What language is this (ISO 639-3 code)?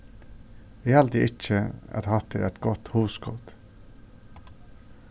fao